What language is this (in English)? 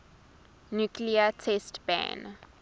English